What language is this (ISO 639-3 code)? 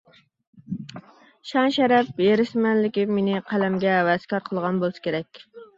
uig